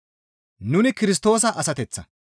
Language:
Gamo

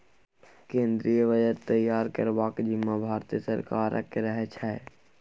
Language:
Maithili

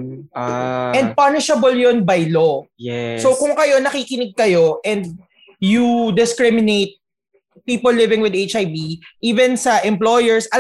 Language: Filipino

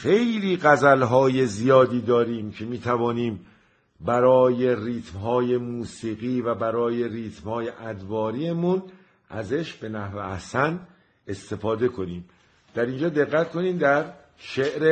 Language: Persian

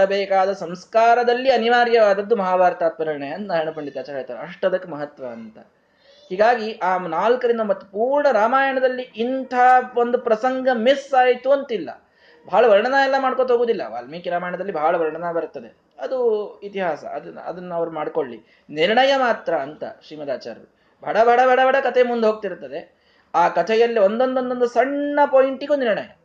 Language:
Kannada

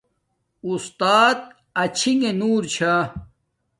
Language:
Domaaki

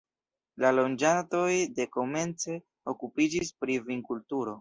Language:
Esperanto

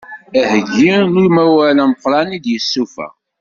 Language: Kabyle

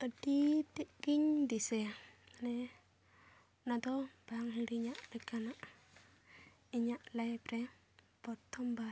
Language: Santali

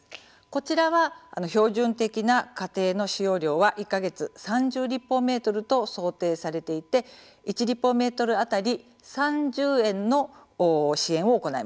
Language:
Japanese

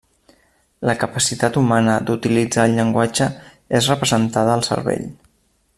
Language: Catalan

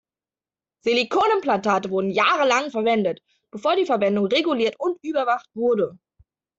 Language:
German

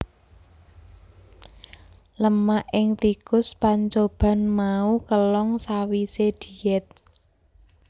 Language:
Javanese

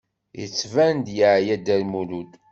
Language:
Kabyle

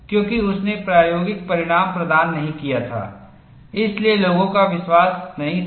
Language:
Hindi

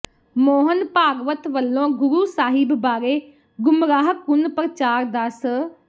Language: Punjabi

